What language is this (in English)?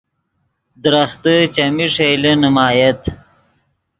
Yidgha